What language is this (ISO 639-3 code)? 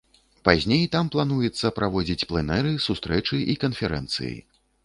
bel